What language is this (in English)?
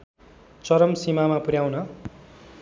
Nepali